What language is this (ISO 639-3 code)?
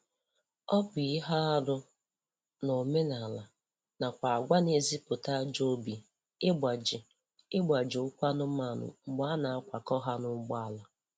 ibo